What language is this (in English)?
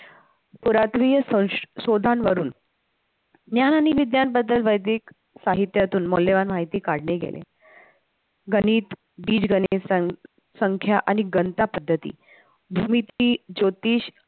Marathi